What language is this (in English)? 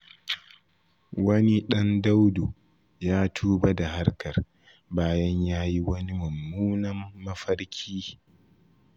Hausa